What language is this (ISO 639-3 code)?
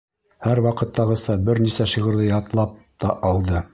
bak